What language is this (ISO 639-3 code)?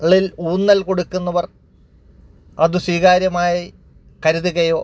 mal